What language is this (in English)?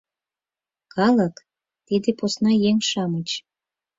Mari